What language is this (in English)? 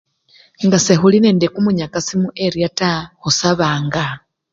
Luyia